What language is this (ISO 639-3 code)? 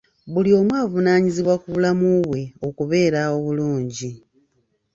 lug